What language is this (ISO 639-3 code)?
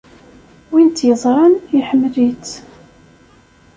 kab